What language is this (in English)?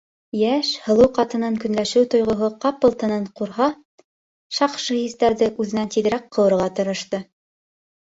Bashkir